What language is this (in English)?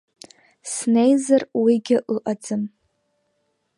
Abkhazian